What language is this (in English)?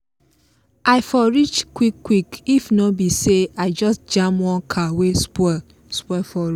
Nigerian Pidgin